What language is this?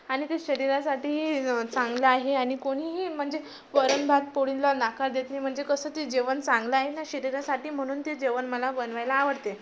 Marathi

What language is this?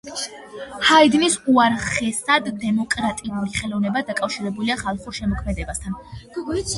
Georgian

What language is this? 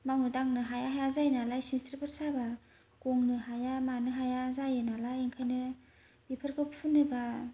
Bodo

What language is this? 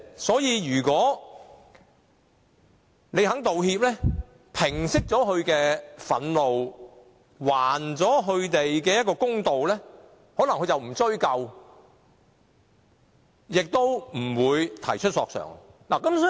Cantonese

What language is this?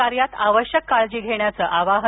Marathi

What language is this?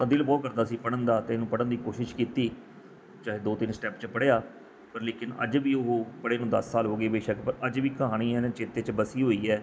Punjabi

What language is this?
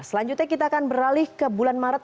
Indonesian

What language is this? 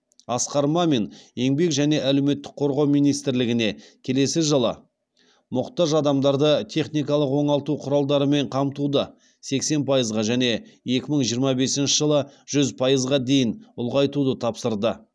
Kazakh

